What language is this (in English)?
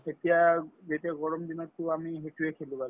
Assamese